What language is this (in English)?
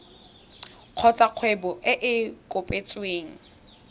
Tswana